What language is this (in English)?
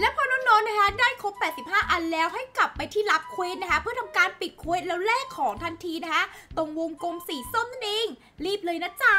Thai